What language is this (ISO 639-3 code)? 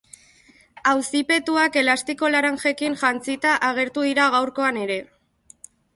eus